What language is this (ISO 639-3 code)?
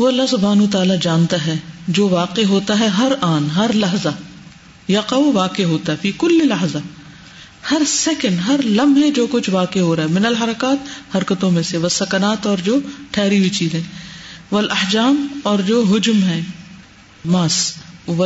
urd